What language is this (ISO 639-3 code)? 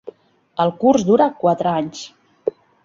cat